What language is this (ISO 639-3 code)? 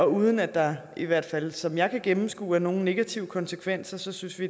dan